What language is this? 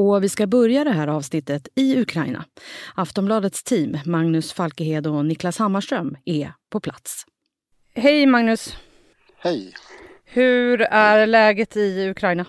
Swedish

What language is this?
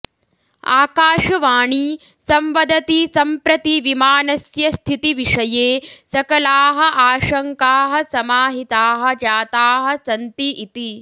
Sanskrit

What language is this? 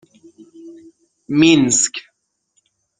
Persian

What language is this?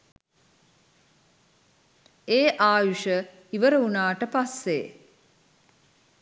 Sinhala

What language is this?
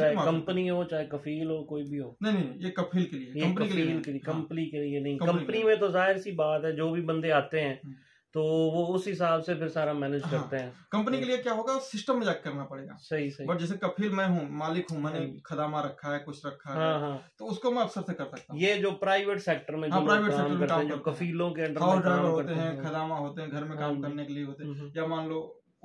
Hindi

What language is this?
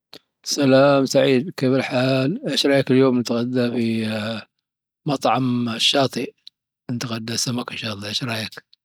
Dhofari Arabic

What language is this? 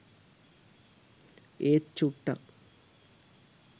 Sinhala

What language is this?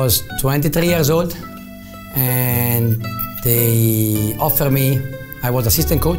Turkish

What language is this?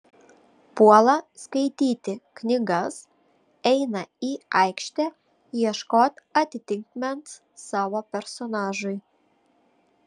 Lithuanian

